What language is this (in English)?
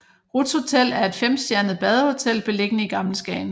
Danish